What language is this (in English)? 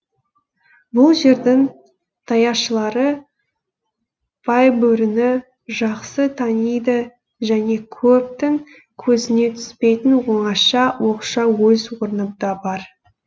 Kazakh